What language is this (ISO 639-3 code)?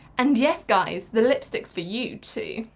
eng